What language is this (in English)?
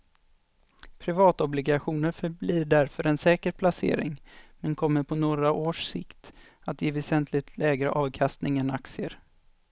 Swedish